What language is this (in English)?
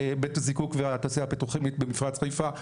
Hebrew